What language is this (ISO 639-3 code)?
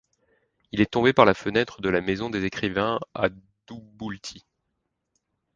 fra